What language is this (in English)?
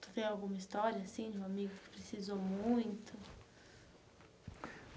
Portuguese